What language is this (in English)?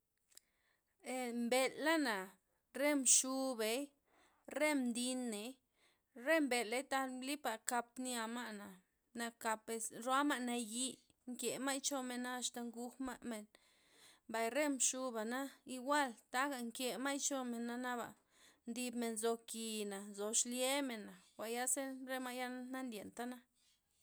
Loxicha Zapotec